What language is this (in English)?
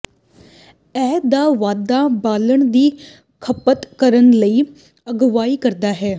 Punjabi